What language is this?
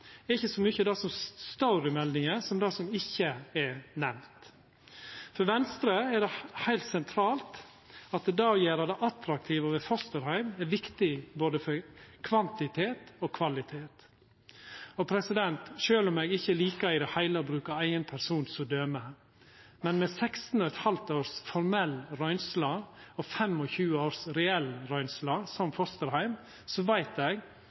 Norwegian Nynorsk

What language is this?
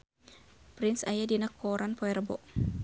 Sundanese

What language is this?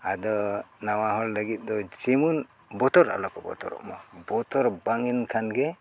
Santali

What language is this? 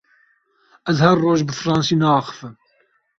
Kurdish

